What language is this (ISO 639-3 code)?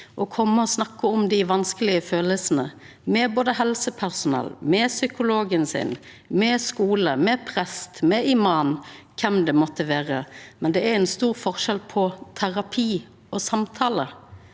nor